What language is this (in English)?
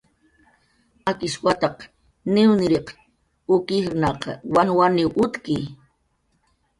Jaqaru